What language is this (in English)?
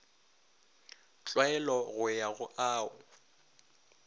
Northern Sotho